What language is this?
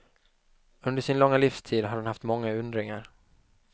Swedish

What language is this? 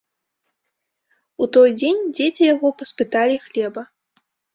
Belarusian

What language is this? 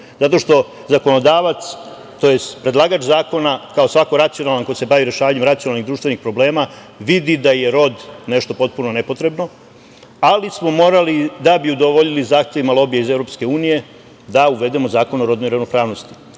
Serbian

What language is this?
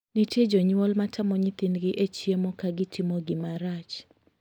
Luo (Kenya and Tanzania)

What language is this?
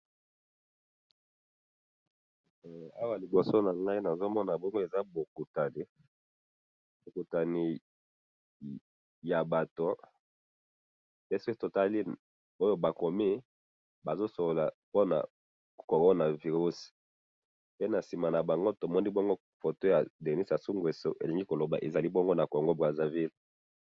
Lingala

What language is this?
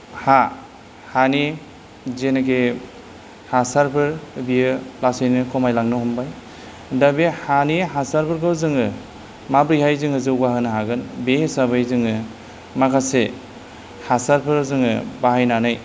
Bodo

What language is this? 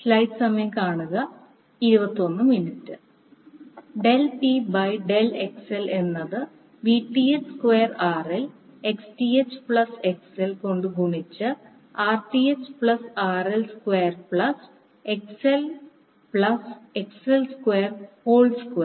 Malayalam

